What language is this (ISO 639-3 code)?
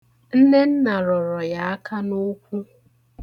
ibo